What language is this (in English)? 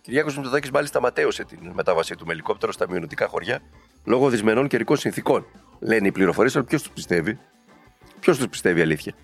Greek